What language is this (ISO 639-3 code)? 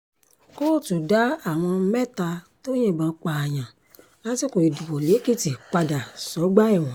yor